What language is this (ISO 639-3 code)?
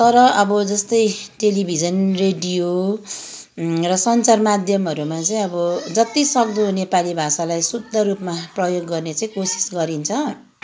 nep